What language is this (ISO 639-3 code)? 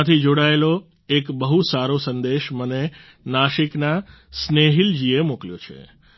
guj